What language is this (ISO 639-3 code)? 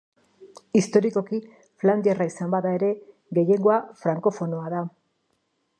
eus